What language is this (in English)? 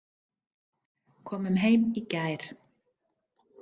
Icelandic